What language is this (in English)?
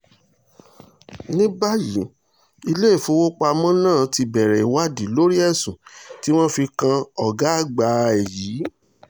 Yoruba